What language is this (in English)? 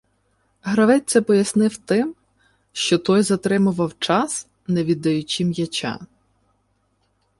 Ukrainian